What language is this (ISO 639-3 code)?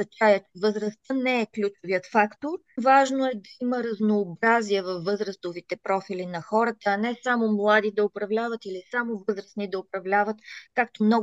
bul